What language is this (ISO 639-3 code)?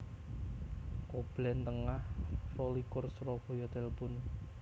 jav